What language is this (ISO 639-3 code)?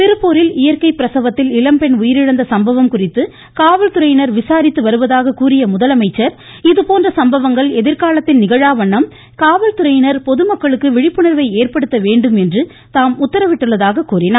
tam